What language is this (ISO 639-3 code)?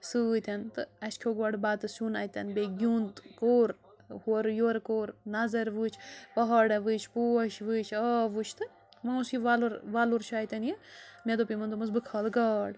kas